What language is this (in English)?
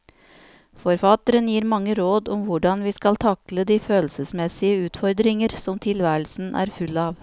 Norwegian